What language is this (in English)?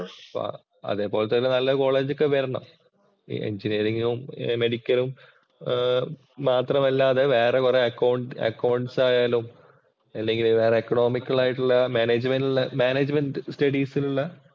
Malayalam